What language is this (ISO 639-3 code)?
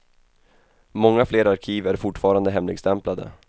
swe